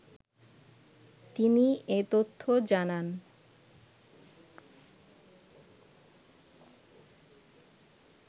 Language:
Bangla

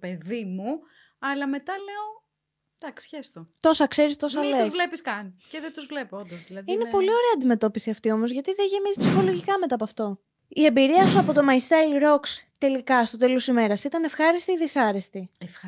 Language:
Greek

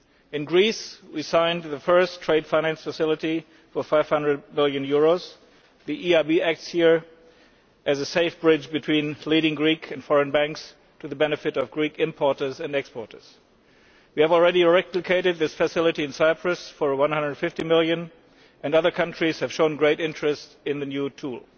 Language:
English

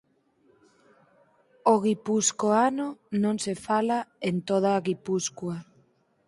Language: Galician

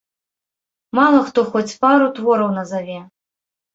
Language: Belarusian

